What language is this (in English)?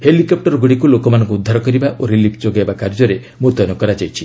Odia